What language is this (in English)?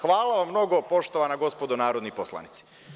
Serbian